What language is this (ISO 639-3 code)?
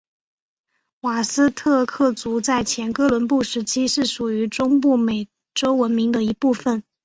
zho